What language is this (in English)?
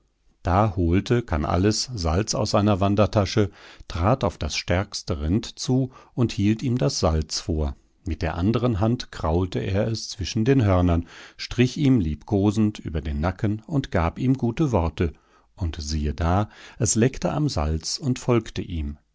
German